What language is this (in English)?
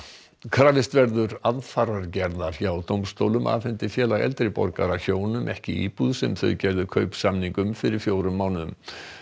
Icelandic